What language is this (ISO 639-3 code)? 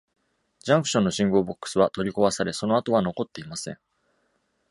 jpn